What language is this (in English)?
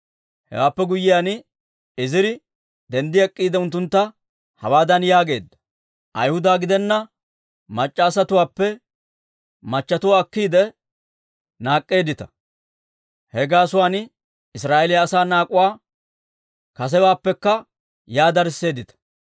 Dawro